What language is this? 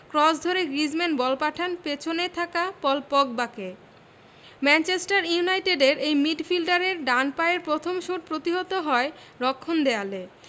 Bangla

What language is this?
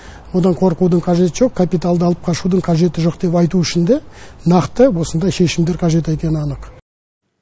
Kazakh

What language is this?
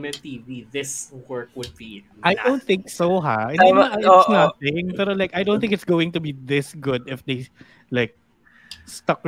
Filipino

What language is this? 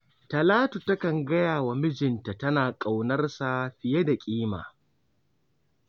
Hausa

